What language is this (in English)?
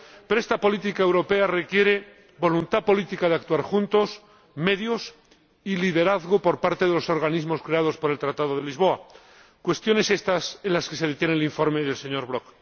Spanish